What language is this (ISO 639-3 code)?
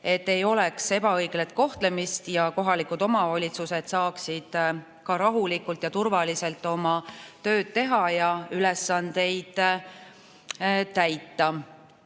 est